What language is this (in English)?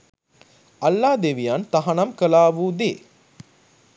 Sinhala